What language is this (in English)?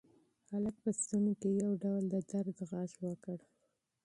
Pashto